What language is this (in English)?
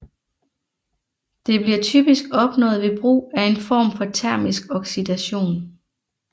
Danish